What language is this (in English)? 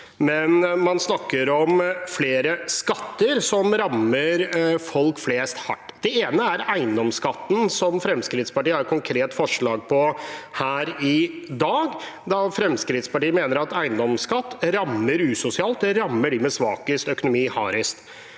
Norwegian